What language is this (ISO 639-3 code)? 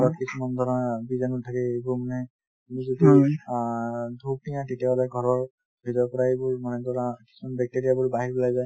asm